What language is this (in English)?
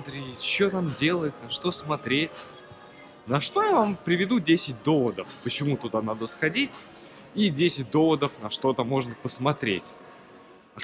Russian